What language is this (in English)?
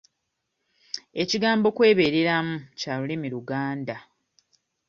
Ganda